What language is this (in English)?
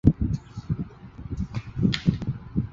Chinese